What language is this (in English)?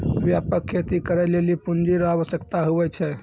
Maithili